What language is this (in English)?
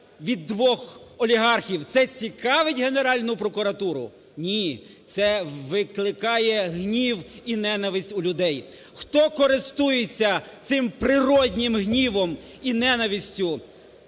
Ukrainian